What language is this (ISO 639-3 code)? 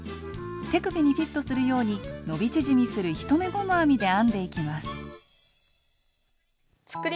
jpn